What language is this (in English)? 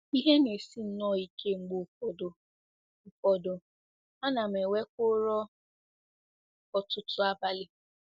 Igbo